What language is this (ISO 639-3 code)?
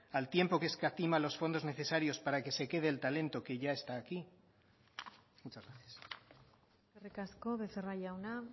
spa